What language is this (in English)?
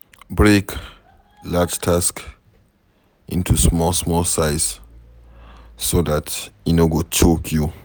Nigerian Pidgin